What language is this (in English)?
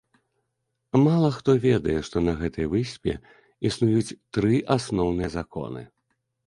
Belarusian